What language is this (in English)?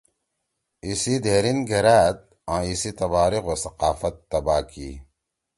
Torwali